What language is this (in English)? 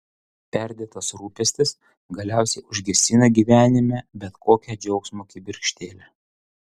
Lithuanian